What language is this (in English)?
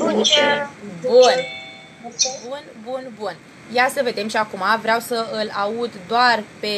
Romanian